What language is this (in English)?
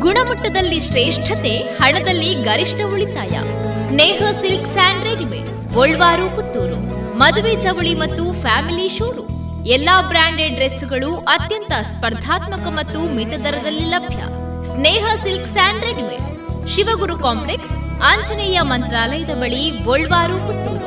Kannada